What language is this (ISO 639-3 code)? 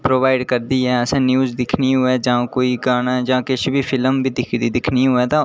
doi